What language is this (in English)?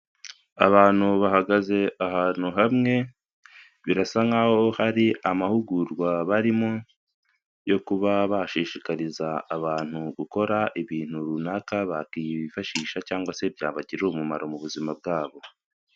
Kinyarwanda